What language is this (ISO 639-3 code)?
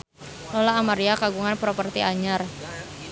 sun